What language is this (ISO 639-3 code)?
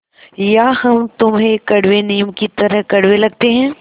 hin